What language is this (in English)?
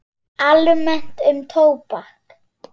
Icelandic